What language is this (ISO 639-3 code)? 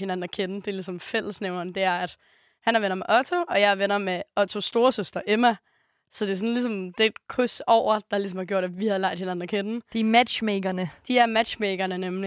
dan